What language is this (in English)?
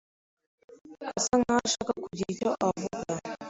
Kinyarwanda